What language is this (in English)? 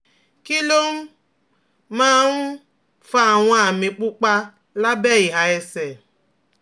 Yoruba